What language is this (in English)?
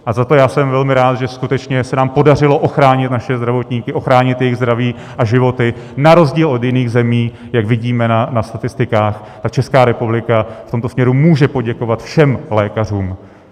Czech